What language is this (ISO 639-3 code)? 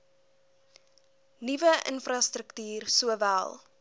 afr